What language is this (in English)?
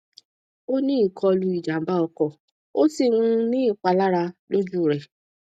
Yoruba